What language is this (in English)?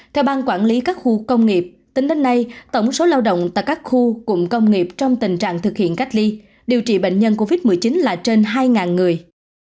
Vietnamese